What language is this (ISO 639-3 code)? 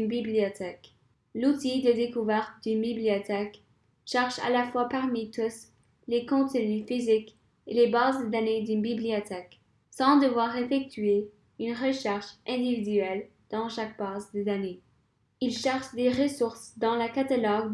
fra